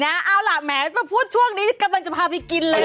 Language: Thai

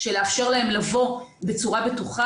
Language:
Hebrew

